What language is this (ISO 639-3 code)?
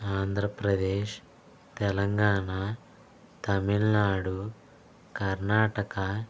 tel